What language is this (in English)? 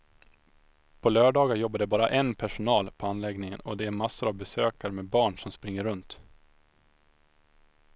Swedish